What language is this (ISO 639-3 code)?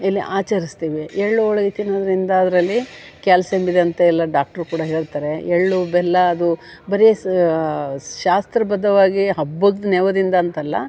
kan